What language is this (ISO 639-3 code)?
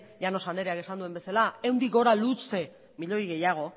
eus